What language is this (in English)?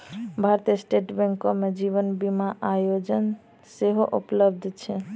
Maithili